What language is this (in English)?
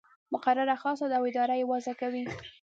Pashto